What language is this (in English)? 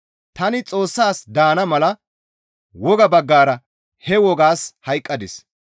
Gamo